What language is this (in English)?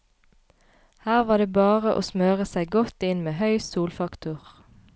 Norwegian